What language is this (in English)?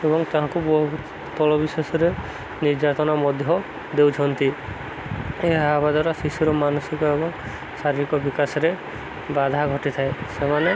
Odia